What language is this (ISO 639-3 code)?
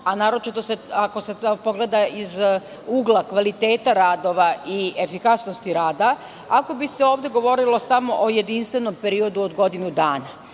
srp